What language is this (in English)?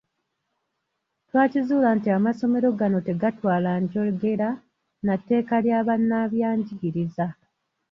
Ganda